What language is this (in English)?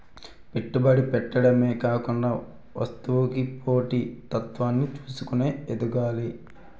Telugu